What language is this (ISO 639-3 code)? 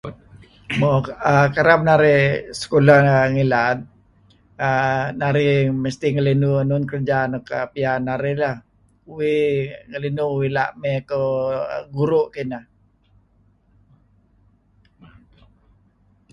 kzi